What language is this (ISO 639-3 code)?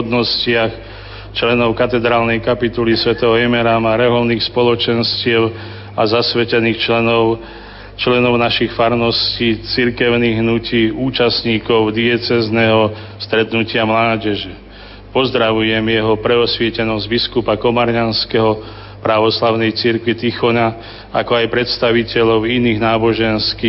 slk